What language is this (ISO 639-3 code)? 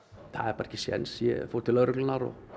isl